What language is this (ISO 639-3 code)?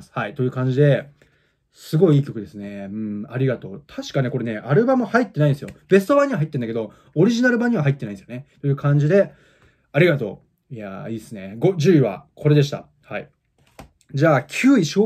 jpn